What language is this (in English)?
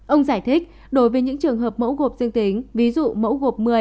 Vietnamese